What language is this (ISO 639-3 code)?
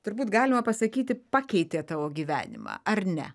lit